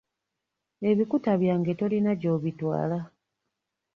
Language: Ganda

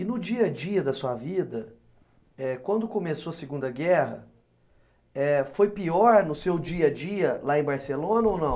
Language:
Portuguese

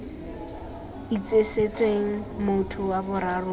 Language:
Tswana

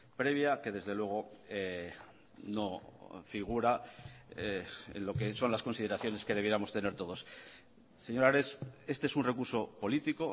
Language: Spanish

